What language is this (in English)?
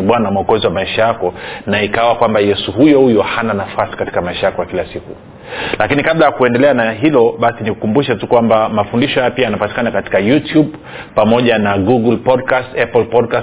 Swahili